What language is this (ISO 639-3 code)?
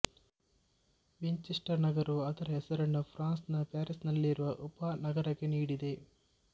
kan